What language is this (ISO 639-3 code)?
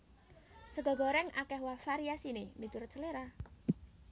jav